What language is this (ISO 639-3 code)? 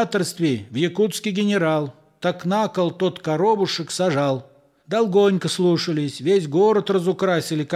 rus